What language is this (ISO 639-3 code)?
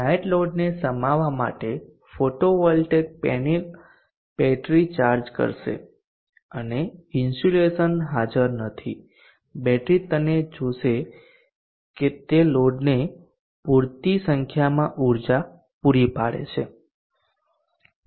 guj